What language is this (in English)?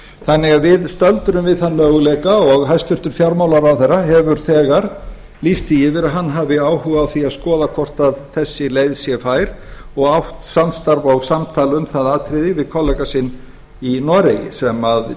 Icelandic